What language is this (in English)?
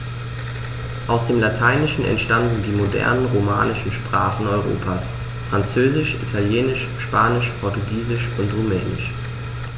German